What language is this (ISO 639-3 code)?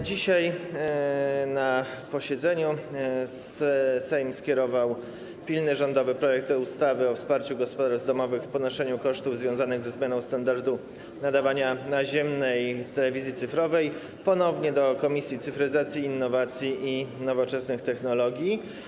pol